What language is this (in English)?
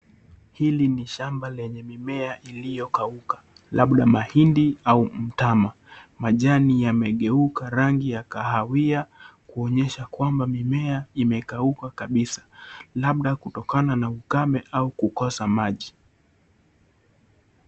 Swahili